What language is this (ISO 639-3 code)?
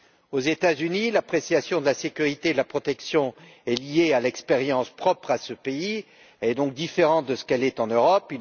fra